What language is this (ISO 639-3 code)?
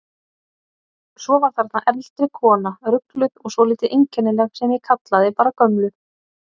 isl